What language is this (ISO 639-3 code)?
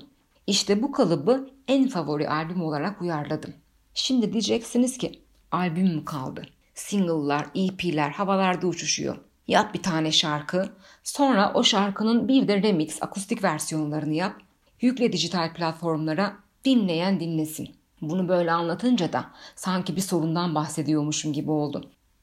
tur